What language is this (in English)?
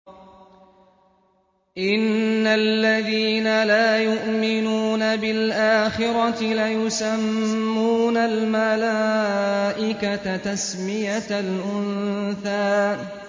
Arabic